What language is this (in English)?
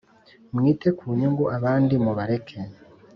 Kinyarwanda